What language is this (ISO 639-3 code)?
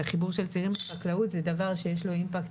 heb